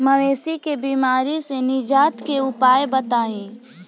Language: Bhojpuri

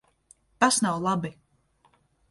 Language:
Latvian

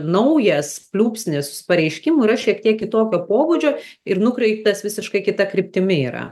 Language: Lithuanian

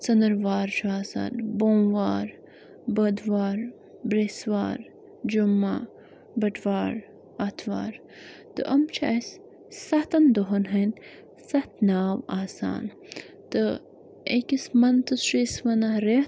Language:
Kashmiri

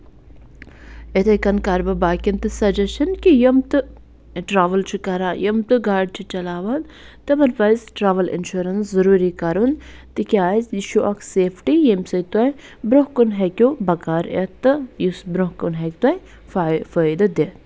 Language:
Kashmiri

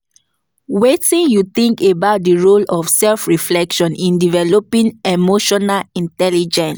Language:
Nigerian Pidgin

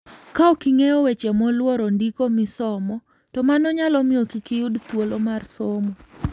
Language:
Luo (Kenya and Tanzania)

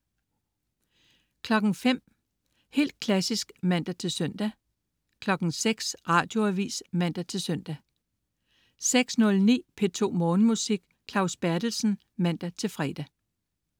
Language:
Danish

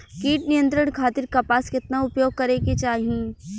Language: Bhojpuri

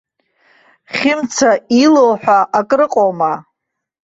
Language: Abkhazian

